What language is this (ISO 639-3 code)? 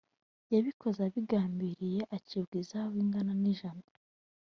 kin